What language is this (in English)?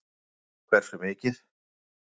Icelandic